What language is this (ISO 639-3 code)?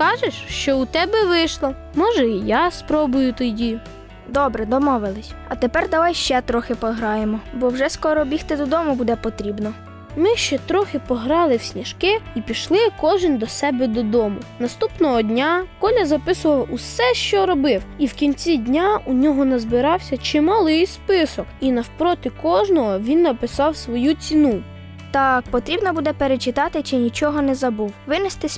ukr